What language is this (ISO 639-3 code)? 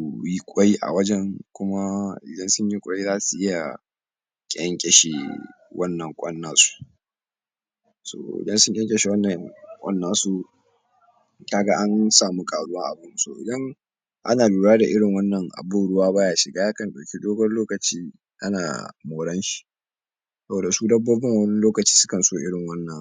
hau